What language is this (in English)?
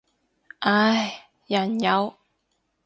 Cantonese